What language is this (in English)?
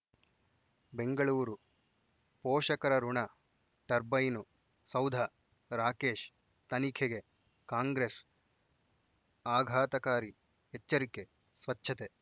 Kannada